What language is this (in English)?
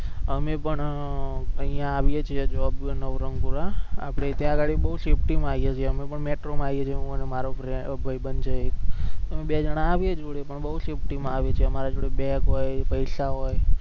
Gujarati